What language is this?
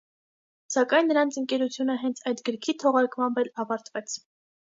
Armenian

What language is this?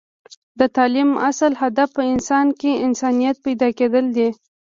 Pashto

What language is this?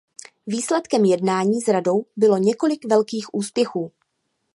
Czech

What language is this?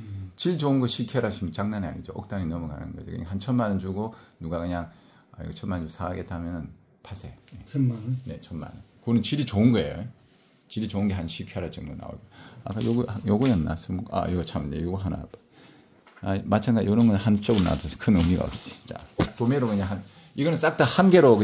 Korean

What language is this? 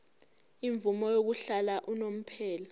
Zulu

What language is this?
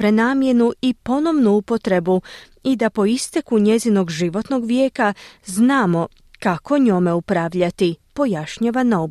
Croatian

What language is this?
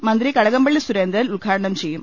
Malayalam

